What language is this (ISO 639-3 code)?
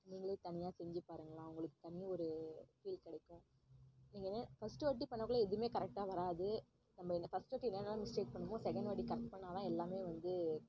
tam